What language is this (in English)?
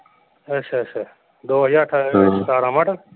Punjabi